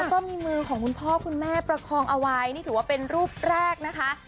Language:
Thai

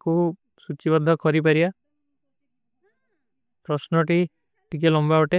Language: Kui (India)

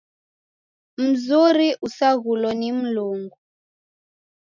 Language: Taita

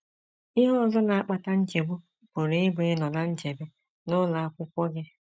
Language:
Igbo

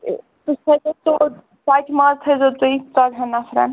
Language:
Kashmiri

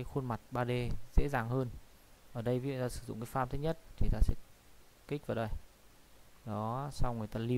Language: Vietnamese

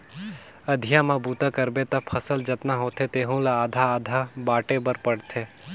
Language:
Chhattisgarhi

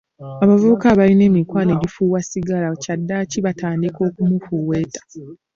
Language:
Ganda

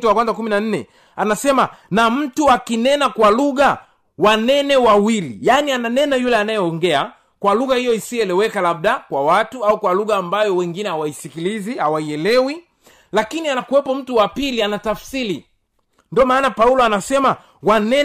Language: Swahili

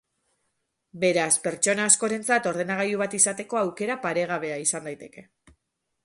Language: Basque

